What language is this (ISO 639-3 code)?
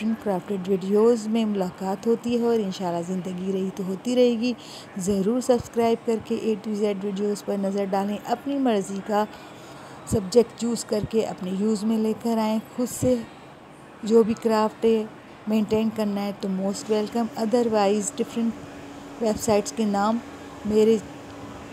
ron